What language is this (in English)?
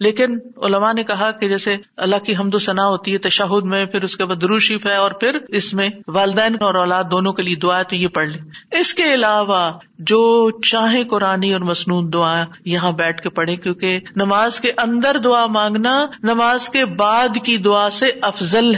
Urdu